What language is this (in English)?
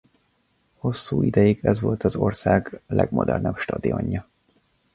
Hungarian